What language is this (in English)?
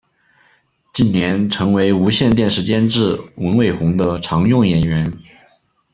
Chinese